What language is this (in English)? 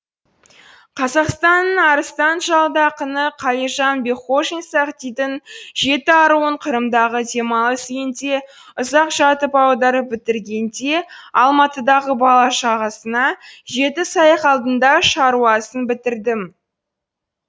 Kazakh